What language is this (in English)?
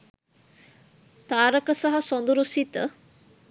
Sinhala